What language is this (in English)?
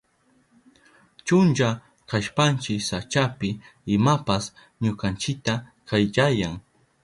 Southern Pastaza Quechua